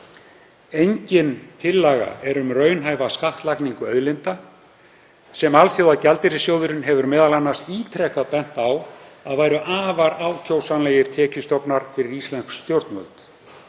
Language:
Icelandic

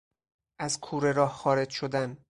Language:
Persian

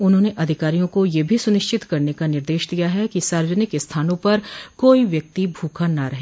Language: Hindi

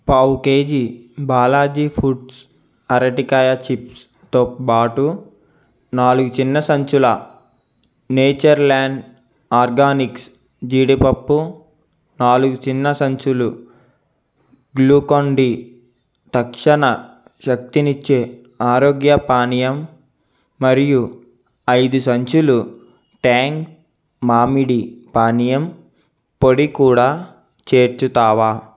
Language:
Telugu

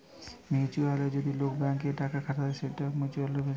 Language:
Bangla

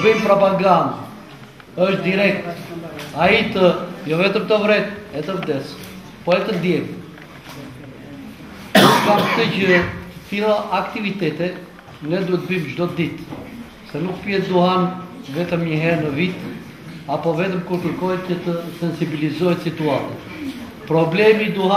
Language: Greek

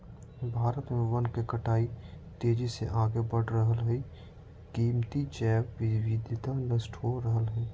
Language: Magahi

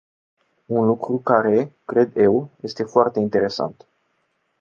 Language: Romanian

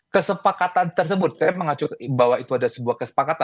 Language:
Indonesian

